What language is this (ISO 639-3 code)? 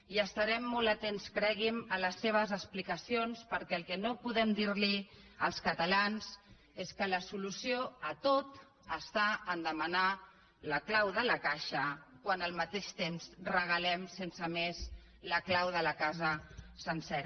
cat